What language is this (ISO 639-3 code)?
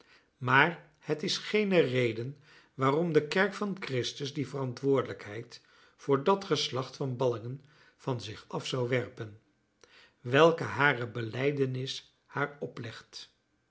nld